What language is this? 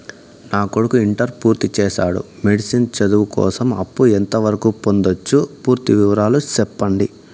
Telugu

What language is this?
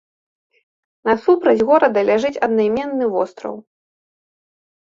Belarusian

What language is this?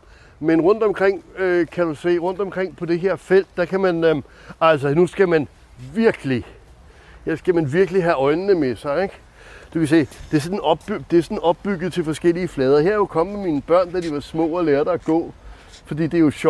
Danish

